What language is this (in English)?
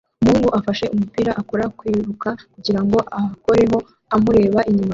Kinyarwanda